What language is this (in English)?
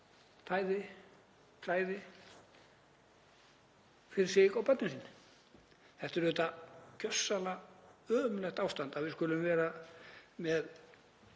Icelandic